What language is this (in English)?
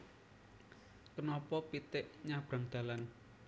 Javanese